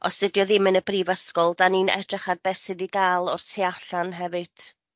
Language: Welsh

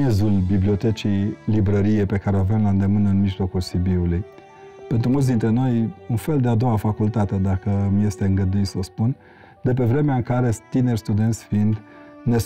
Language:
Romanian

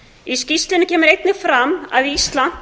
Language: Icelandic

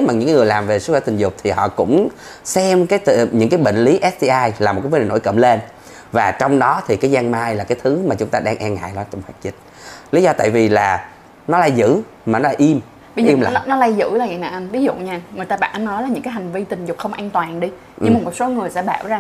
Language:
Vietnamese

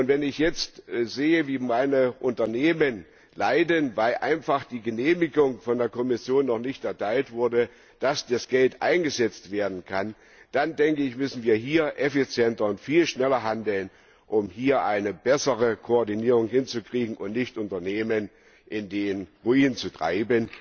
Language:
German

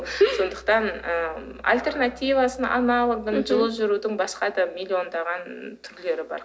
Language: Kazakh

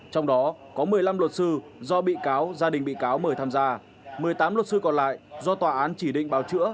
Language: Vietnamese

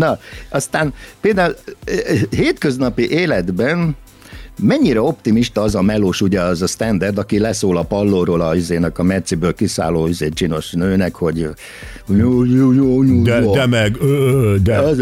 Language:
Hungarian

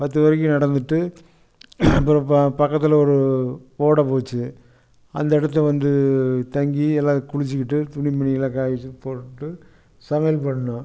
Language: Tamil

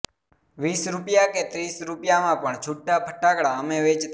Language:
Gujarati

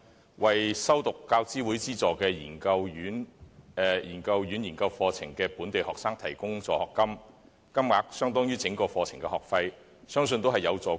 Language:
Cantonese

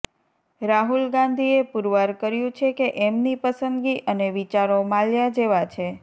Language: Gujarati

